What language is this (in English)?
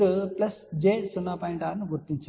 Telugu